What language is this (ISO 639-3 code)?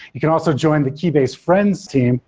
eng